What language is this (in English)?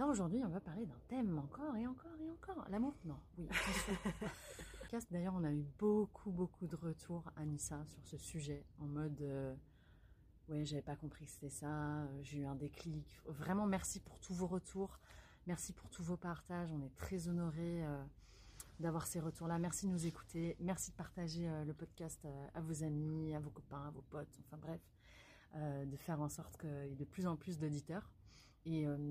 French